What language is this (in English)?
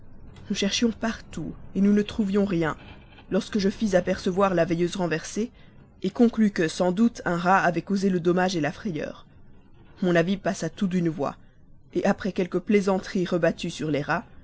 French